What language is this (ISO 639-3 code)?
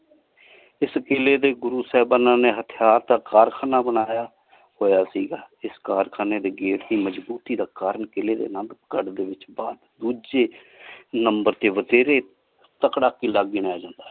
pan